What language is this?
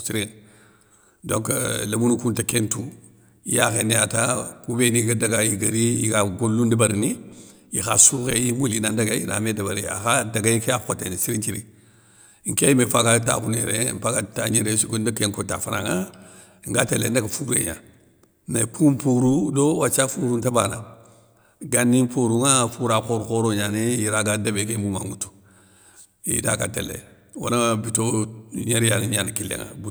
Soninke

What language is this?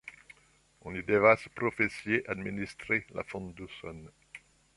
Esperanto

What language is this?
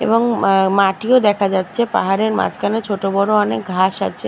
Bangla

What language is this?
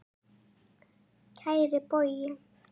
Icelandic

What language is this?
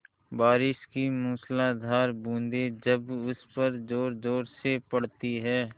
Hindi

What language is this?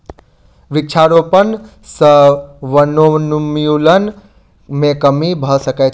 Maithili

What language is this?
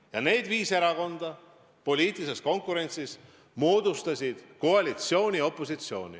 Estonian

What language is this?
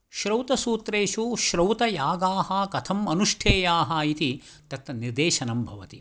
Sanskrit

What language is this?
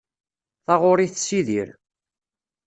Kabyle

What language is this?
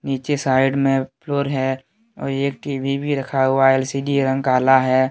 Hindi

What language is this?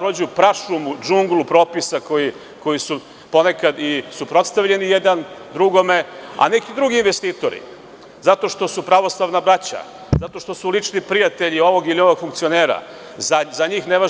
Serbian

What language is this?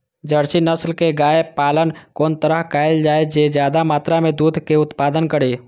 Maithili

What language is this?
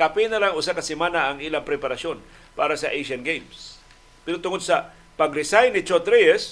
Filipino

